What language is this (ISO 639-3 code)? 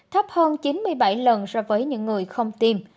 vie